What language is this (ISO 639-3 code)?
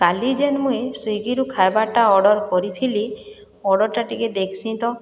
ori